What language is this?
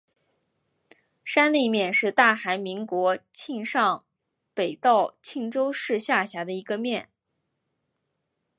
Chinese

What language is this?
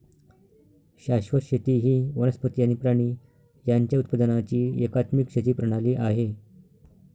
Marathi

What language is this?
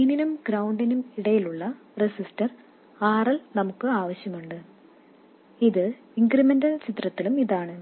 Malayalam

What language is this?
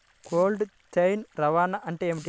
Telugu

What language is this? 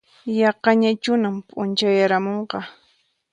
Puno Quechua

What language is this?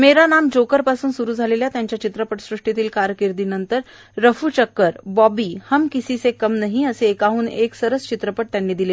Marathi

